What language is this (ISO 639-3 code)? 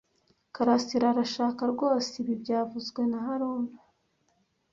kin